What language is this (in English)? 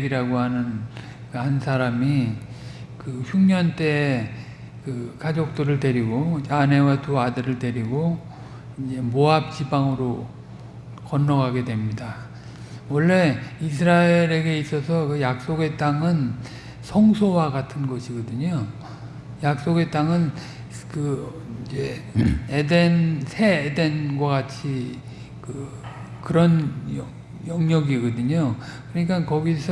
Korean